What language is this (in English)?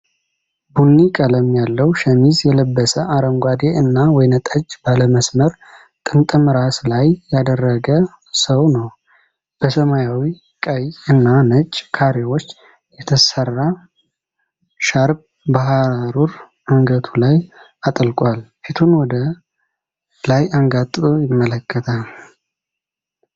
Amharic